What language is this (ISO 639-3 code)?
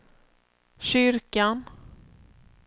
swe